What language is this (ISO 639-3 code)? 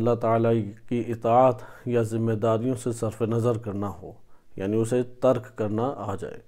ara